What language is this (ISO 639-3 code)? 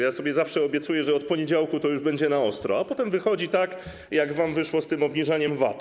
pol